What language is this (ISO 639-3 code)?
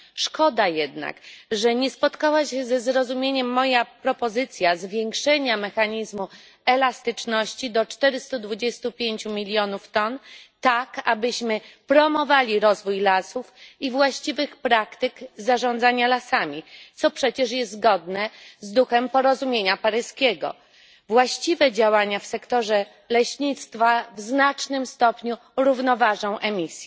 pol